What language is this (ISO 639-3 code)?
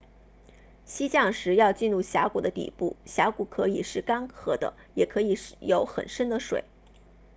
zho